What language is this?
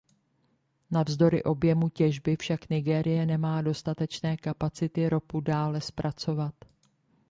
Czech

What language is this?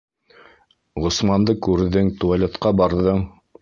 Bashkir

